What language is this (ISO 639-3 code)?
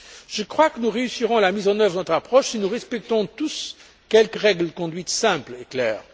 fra